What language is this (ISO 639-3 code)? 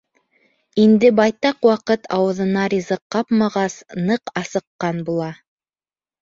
bak